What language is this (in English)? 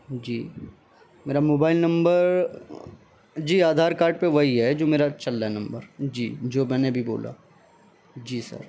Urdu